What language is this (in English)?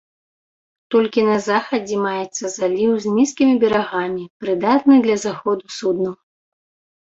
Belarusian